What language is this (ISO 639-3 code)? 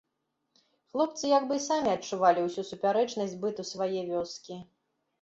bel